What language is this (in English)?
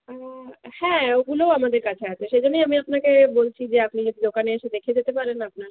Bangla